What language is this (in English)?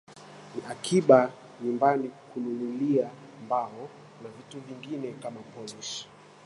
Swahili